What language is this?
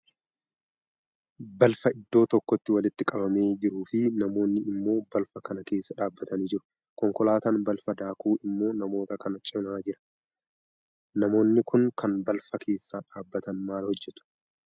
Oromo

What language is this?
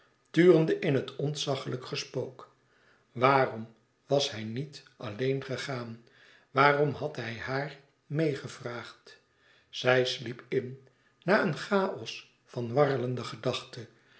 Dutch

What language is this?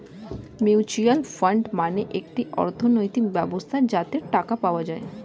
Bangla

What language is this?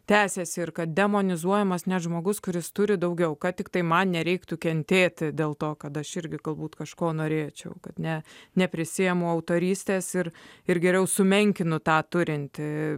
Lithuanian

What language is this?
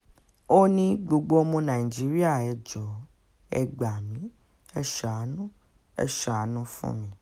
Yoruba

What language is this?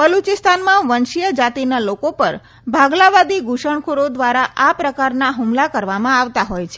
Gujarati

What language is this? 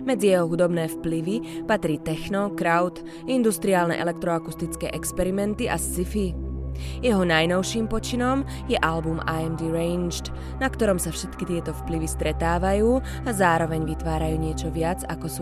Czech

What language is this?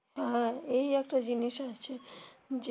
Bangla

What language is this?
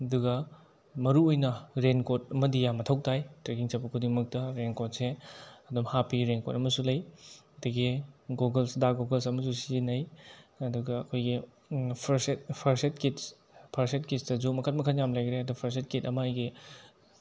Manipuri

